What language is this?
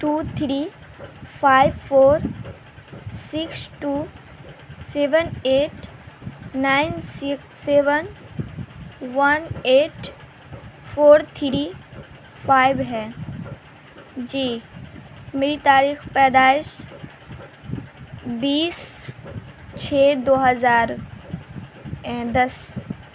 Urdu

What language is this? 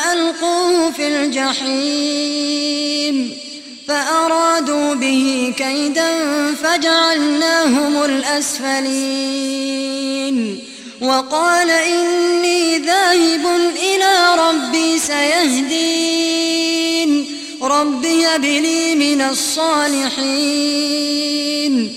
Arabic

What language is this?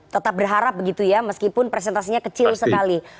Indonesian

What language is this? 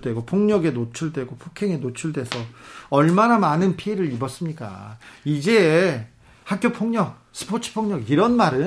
Korean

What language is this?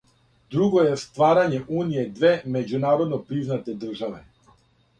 Serbian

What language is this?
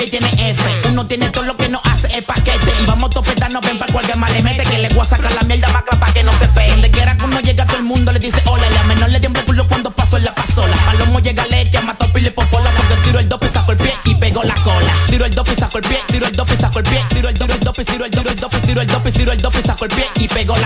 Italian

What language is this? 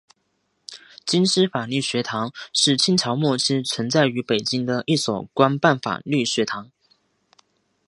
Chinese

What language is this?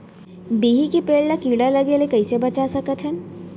Chhattisgarhi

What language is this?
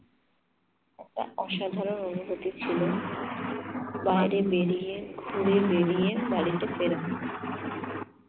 Bangla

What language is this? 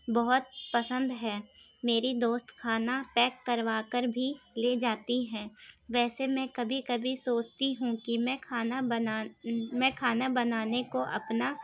Urdu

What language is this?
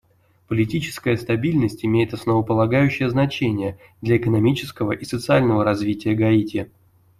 Russian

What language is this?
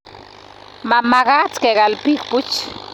Kalenjin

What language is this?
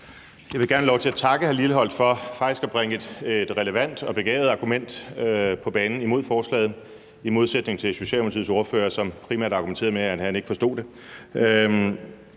Danish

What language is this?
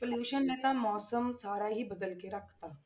Punjabi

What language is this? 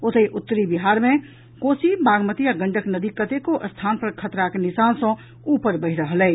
Maithili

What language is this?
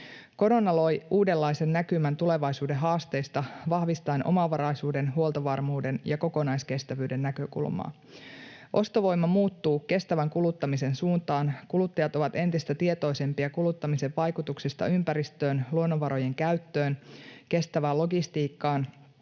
Finnish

